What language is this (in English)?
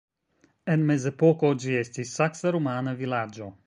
Esperanto